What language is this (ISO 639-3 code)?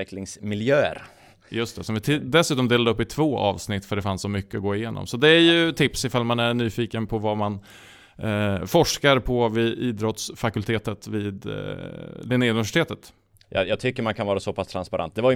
swe